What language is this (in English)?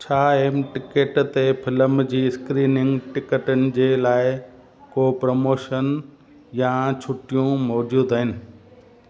Sindhi